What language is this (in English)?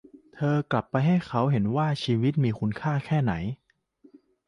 Thai